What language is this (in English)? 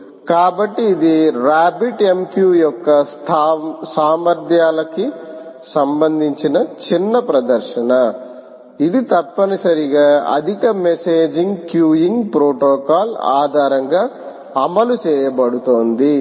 Telugu